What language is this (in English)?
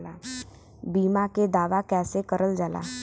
Bhojpuri